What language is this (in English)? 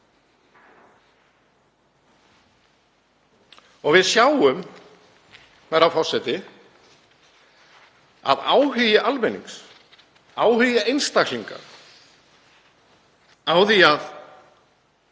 Icelandic